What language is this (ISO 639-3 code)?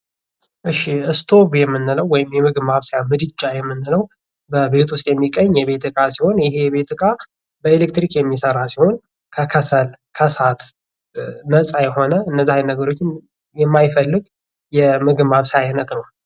amh